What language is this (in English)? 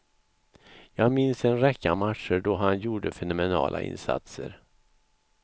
Swedish